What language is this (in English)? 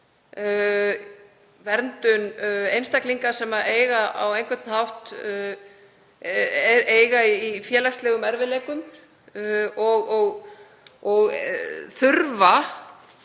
Icelandic